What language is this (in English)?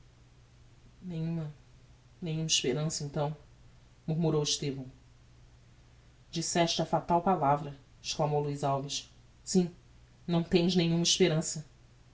Portuguese